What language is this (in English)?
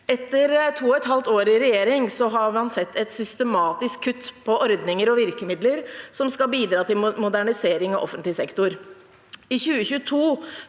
Norwegian